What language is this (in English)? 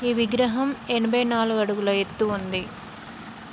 Telugu